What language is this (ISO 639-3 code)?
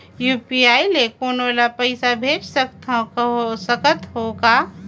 hne